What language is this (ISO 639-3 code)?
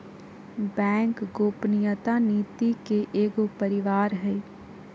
mag